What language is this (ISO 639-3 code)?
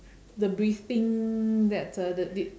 eng